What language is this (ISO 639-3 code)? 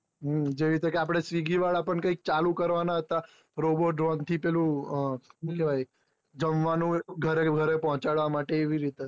guj